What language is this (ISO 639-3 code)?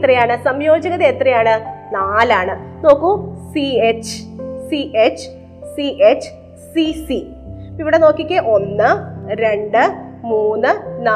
mal